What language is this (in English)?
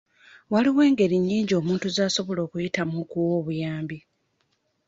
Ganda